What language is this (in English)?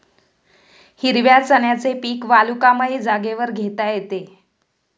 Marathi